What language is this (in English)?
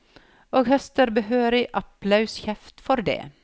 Norwegian